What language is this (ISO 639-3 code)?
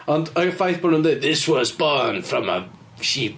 cym